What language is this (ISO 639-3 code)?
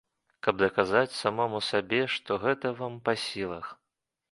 bel